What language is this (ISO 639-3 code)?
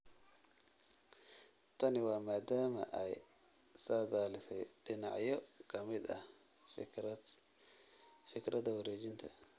som